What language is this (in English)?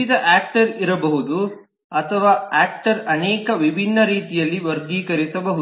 Kannada